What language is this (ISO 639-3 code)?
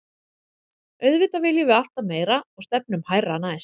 isl